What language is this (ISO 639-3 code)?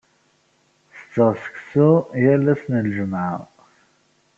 kab